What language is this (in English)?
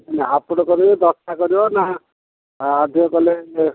Odia